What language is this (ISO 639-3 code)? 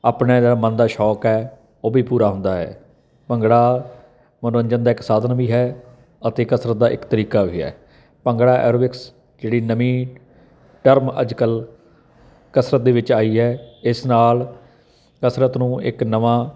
pan